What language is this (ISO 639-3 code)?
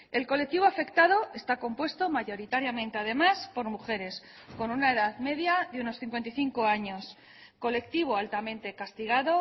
spa